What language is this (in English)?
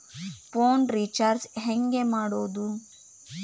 Kannada